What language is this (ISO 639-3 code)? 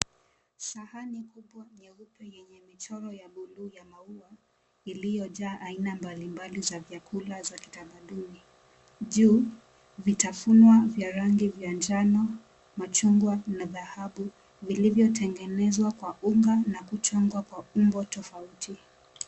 swa